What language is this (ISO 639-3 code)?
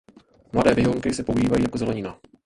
ces